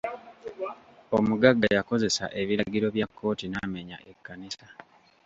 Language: Ganda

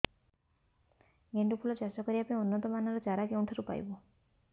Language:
Odia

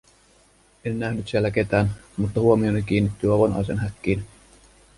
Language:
Finnish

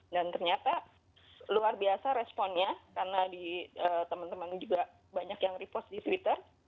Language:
Indonesian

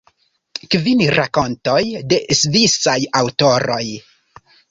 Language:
Esperanto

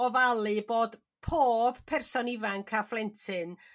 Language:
Welsh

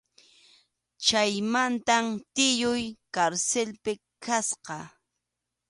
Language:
Arequipa-La Unión Quechua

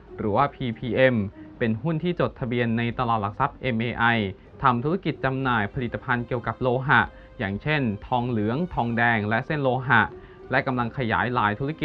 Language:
Thai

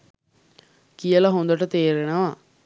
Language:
Sinhala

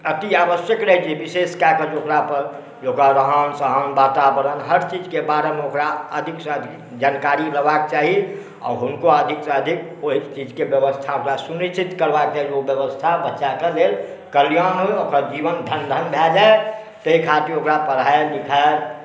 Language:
Maithili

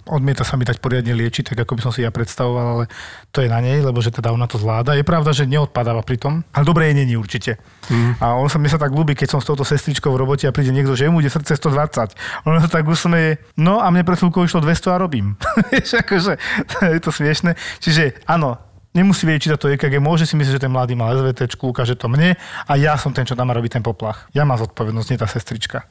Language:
Slovak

